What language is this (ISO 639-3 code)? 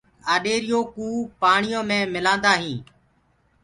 ggg